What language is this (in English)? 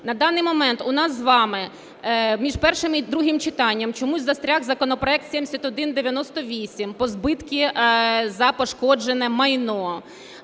Ukrainian